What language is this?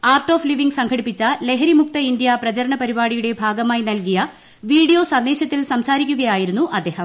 Malayalam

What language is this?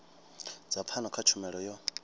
Venda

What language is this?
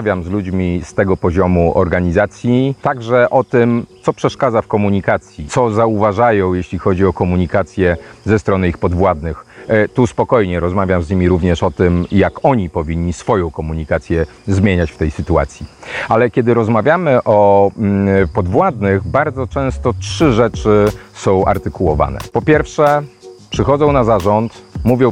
Polish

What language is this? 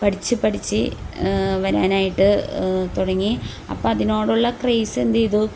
Malayalam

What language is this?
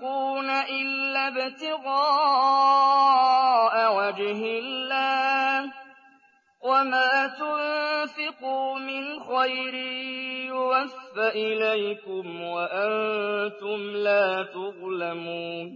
Arabic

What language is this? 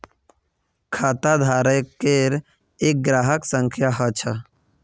Magahi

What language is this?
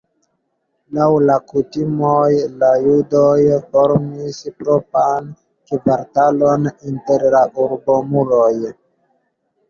Esperanto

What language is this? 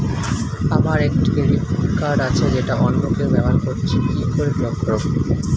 Bangla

